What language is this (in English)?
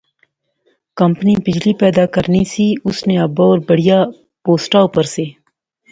Pahari-Potwari